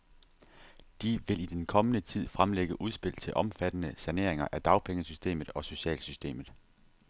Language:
Danish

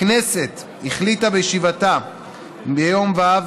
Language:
Hebrew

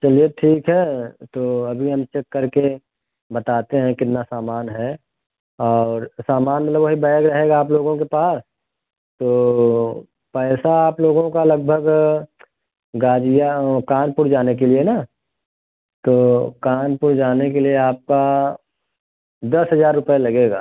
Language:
Hindi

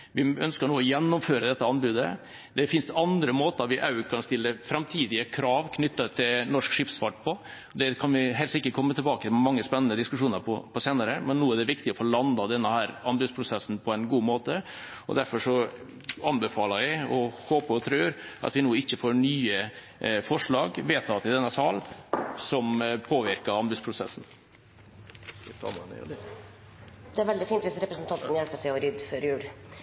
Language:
Norwegian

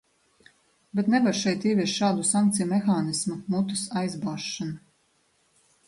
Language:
Latvian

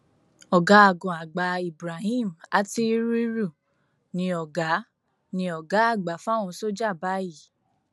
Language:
Yoruba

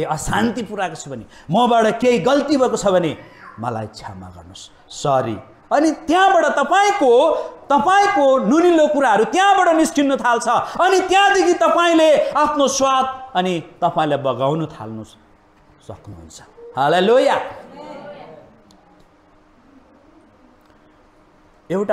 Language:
English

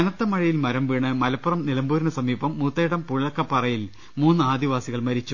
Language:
Malayalam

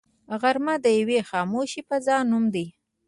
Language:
Pashto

